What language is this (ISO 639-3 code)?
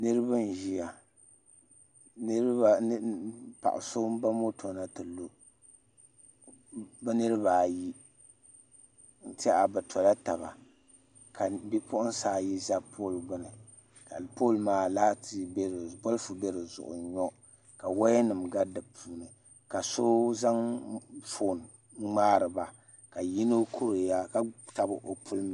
dag